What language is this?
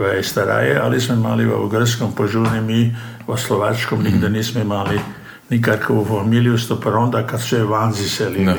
Croatian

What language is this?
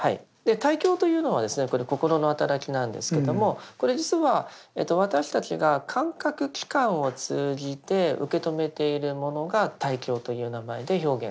Japanese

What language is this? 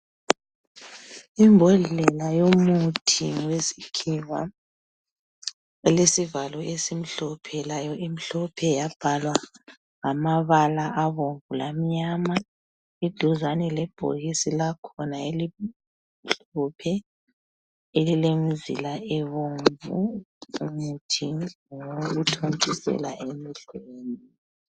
North Ndebele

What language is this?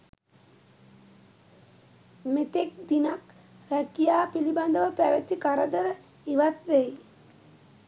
Sinhala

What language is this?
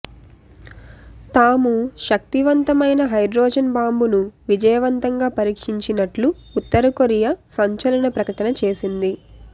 Telugu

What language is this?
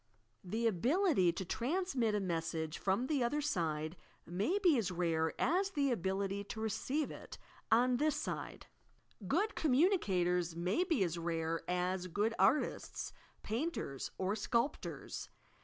English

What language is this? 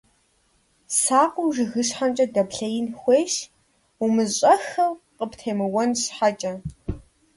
Kabardian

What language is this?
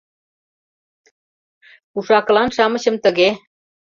Mari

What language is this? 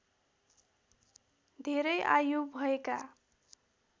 Nepali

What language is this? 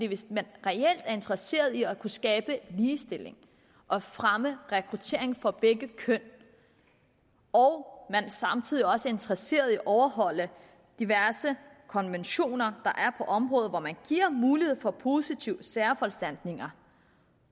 Danish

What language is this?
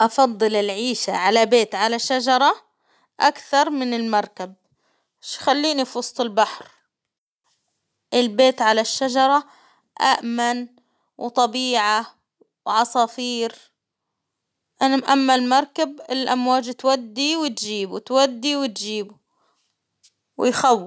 Hijazi Arabic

